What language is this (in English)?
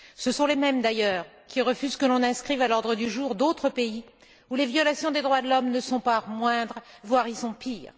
French